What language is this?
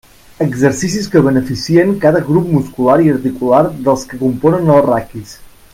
Catalan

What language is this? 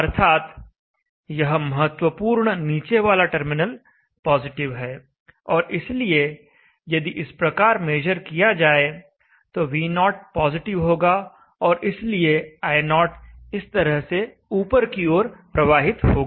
Hindi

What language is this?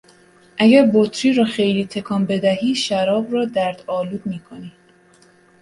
Persian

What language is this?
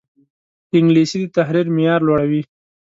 Pashto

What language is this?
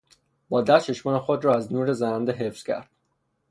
Persian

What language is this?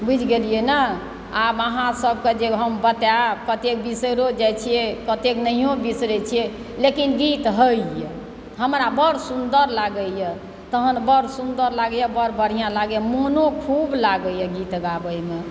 Maithili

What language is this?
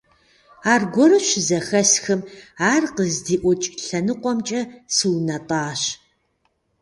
Kabardian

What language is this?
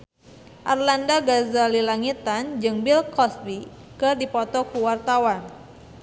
Sundanese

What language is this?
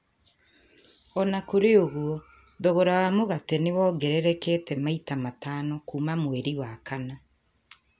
Kikuyu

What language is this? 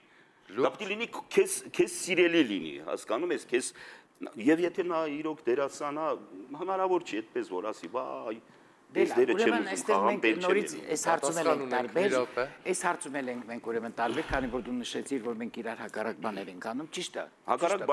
Romanian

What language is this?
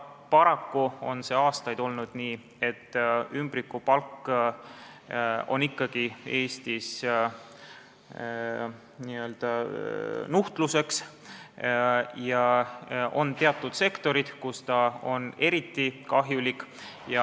Estonian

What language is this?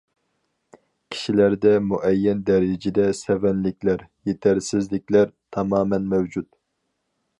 Uyghur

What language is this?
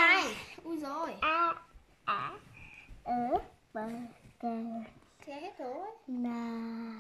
Vietnamese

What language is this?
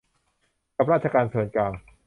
Thai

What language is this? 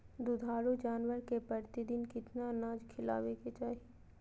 Magahi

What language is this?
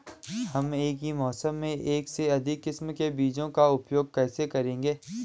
Hindi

